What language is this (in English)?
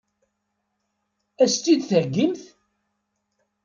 Kabyle